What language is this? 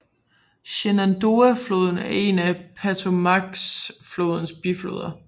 Danish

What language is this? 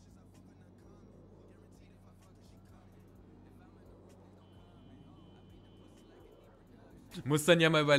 German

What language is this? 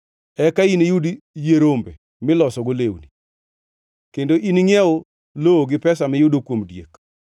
Luo (Kenya and Tanzania)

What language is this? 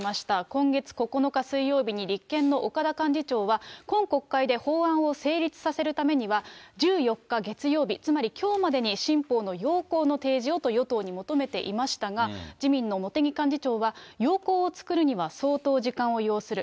Japanese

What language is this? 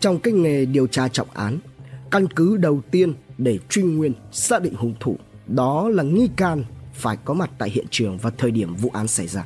Vietnamese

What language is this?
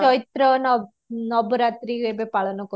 Odia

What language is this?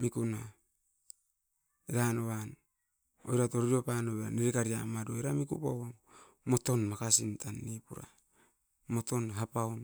Askopan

